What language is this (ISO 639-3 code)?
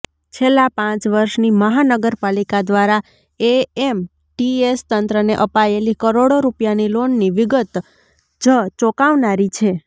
guj